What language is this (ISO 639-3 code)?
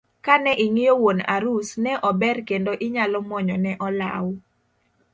luo